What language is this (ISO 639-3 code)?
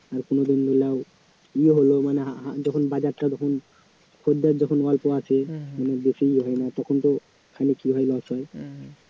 ben